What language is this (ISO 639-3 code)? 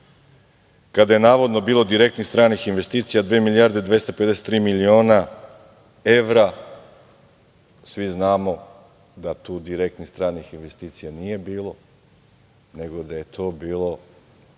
srp